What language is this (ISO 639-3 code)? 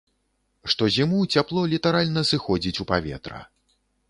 bel